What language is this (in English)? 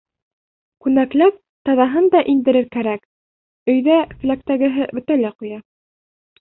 Bashkir